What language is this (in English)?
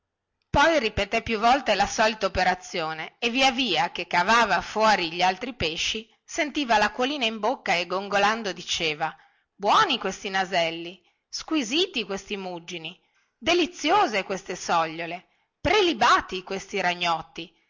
Italian